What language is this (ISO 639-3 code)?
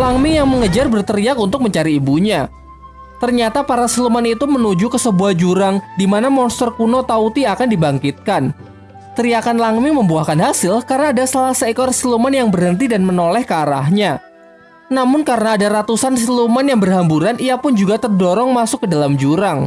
ind